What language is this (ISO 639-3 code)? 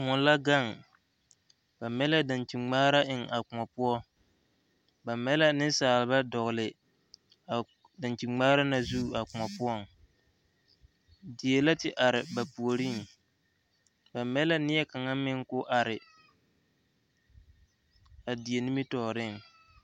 dga